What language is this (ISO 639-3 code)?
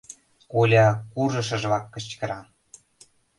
chm